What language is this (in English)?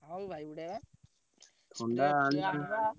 Odia